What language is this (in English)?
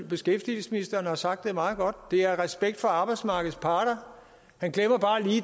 Danish